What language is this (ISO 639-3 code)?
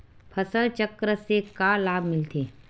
hne